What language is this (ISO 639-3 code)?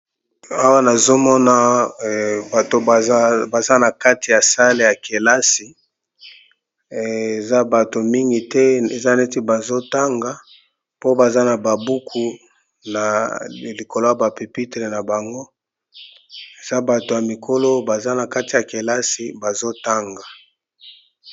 lin